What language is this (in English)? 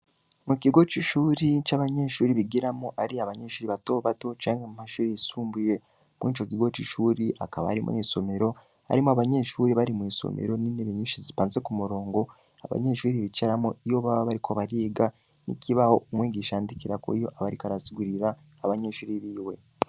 Rundi